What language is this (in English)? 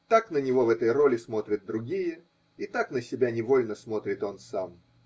Russian